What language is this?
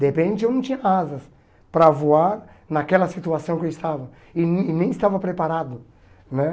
Portuguese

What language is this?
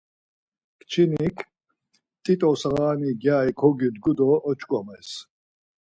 Laz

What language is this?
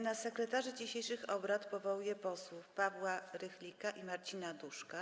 Polish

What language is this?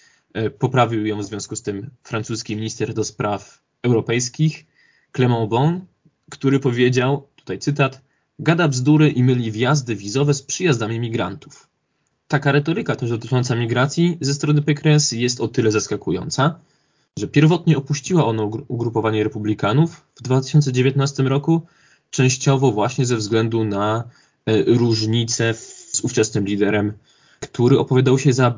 Polish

